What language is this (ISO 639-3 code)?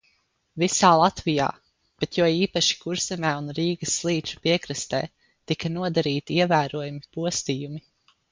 lav